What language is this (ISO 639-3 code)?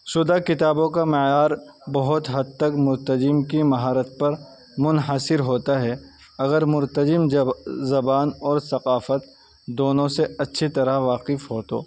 urd